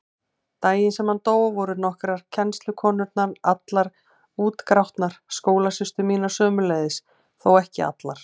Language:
Icelandic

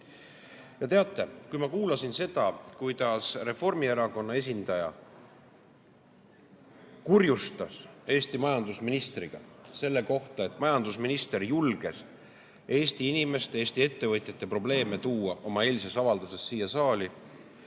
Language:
Estonian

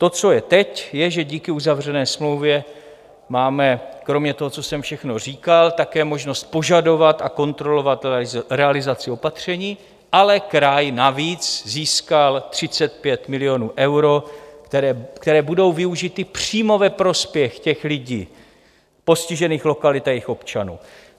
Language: Czech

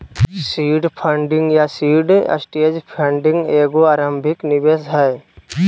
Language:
Magahi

